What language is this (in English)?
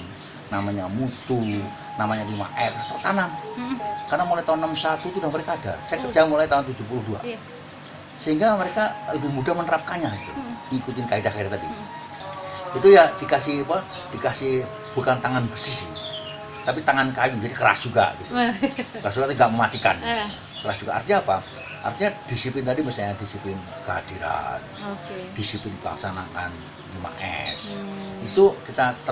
Indonesian